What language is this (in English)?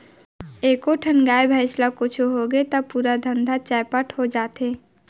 Chhattisgarhi